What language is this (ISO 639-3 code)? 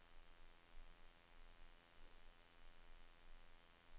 nor